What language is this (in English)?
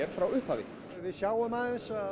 Icelandic